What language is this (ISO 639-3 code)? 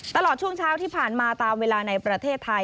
tha